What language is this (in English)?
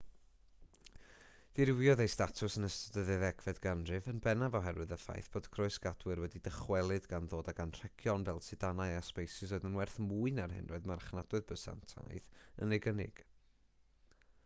Welsh